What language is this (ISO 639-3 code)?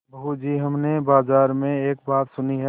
hin